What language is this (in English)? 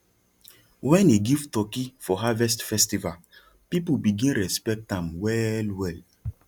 Nigerian Pidgin